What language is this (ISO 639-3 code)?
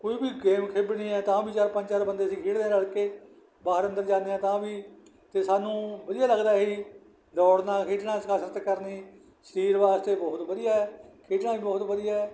pan